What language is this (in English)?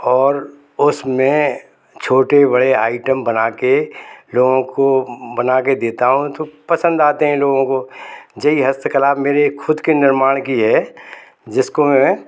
Hindi